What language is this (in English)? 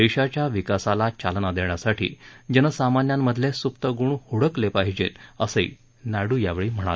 Marathi